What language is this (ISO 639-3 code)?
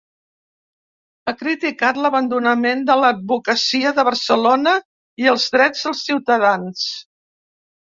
cat